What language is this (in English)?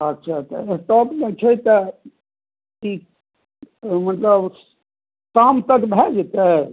Maithili